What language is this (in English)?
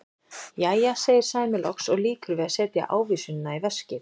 Icelandic